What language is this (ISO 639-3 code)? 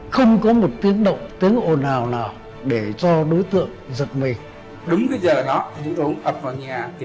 vie